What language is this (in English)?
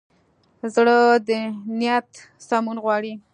Pashto